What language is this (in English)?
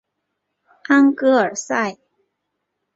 Chinese